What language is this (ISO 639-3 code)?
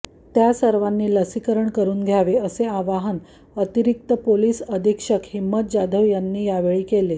mar